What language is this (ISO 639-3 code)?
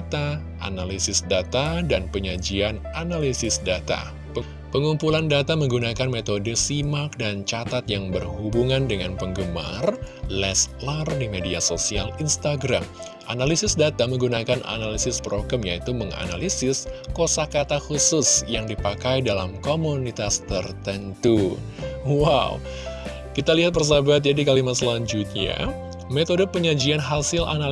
ind